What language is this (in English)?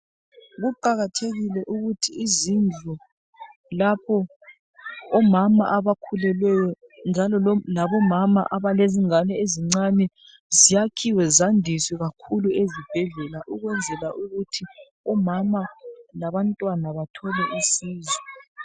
North Ndebele